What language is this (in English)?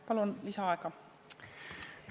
Estonian